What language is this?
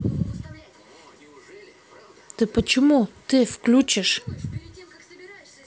Russian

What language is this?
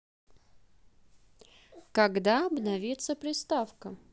Russian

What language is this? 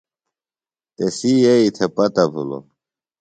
Phalura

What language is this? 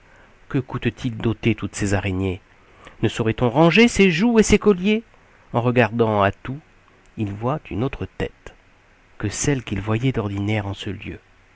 French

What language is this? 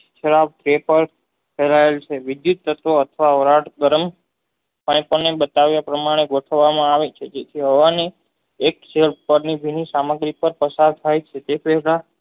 Gujarati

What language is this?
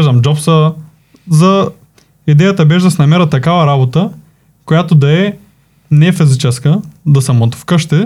Bulgarian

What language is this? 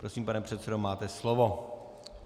Czech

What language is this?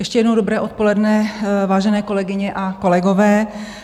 Czech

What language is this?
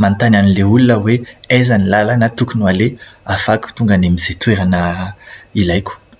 Malagasy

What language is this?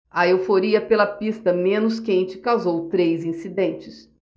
Portuguese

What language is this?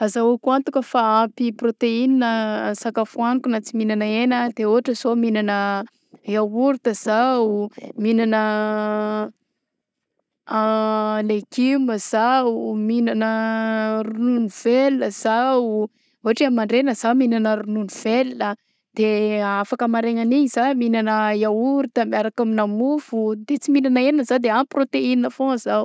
Southern Betsimisaraka Malagasy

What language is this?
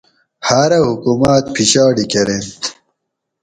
Gawri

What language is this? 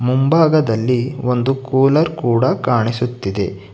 Kannada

